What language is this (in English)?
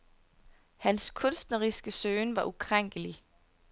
Danish